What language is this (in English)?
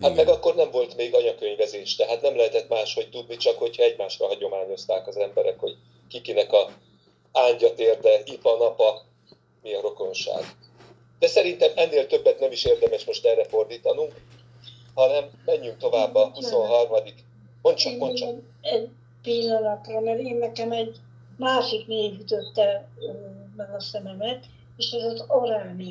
Hungarian